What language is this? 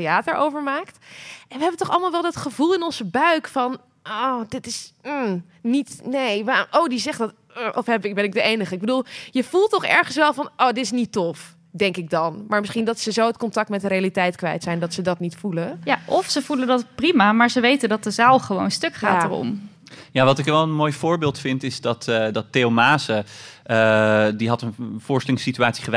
Dutch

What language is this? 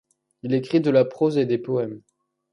French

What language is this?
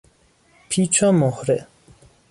Persian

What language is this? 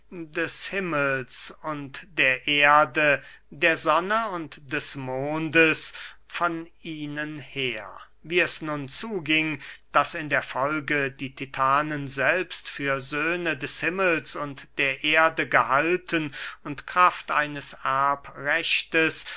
German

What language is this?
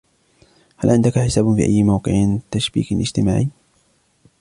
Arabic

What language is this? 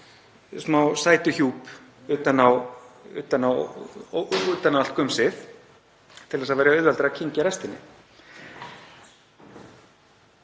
Icelandic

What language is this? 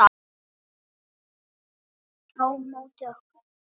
Icelandic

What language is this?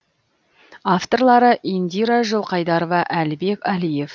Kazakh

